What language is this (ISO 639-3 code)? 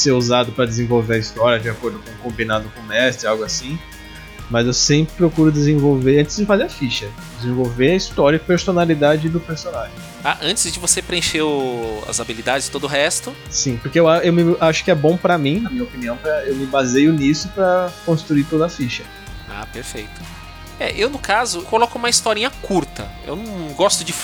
por